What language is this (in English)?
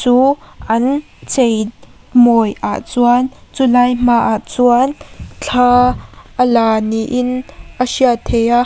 Mizo